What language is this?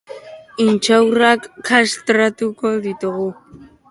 Basque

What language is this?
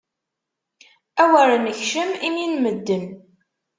Kabyle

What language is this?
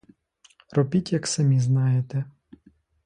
Ukrainian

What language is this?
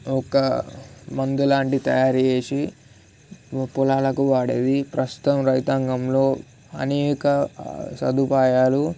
Telugu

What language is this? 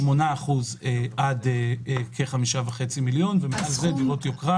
Hebrew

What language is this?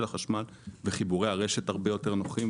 Hebrew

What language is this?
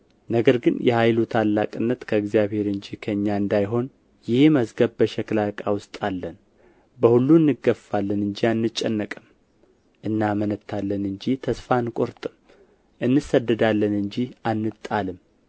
Amharic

